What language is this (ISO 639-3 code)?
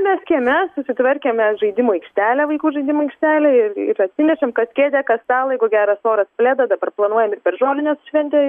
lit